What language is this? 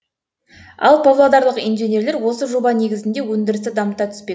Kazakh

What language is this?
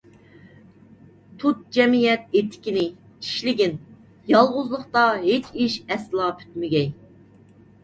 Uyghur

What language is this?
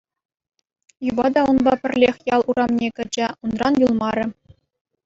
Chuvash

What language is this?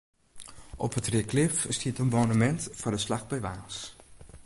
Western Frisian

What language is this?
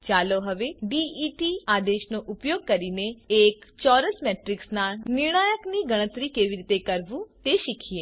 Gujarati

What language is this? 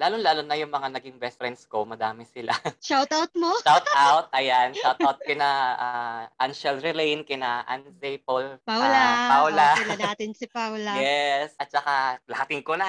Filipino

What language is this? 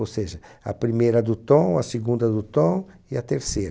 Portuguese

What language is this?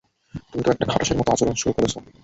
Bangla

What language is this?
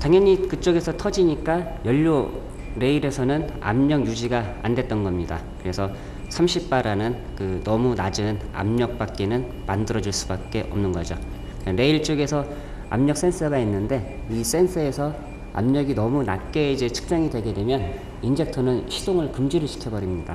Korean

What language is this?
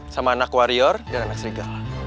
Indonesian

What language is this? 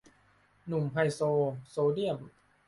Thai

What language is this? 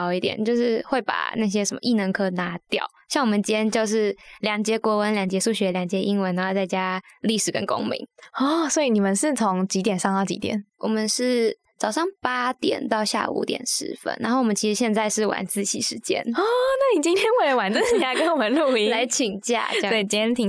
Chinese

